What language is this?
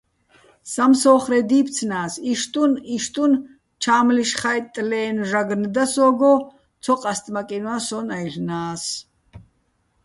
Bats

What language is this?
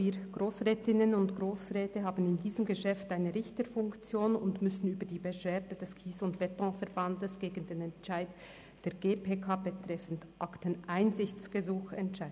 Swiss German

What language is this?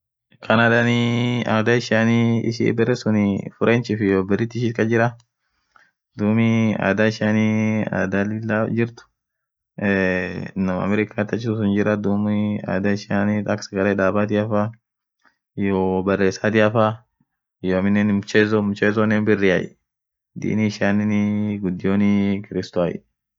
Orma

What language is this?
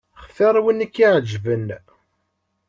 Kabyle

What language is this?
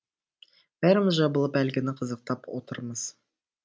Kazakh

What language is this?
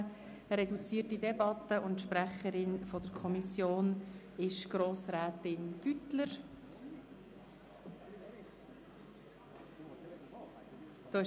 Swiss German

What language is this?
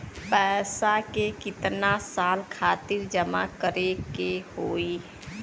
Bhojpuri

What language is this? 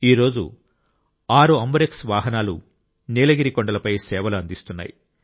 Telugu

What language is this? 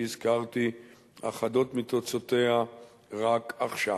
Hebrew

